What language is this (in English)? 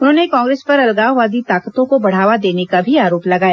Hindi